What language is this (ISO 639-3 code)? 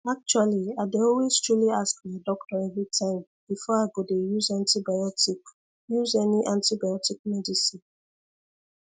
pcm